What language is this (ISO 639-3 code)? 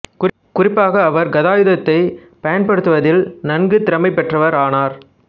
tam